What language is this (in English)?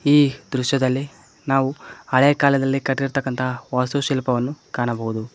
Kannada